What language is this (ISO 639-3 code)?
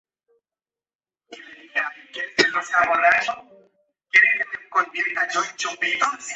spa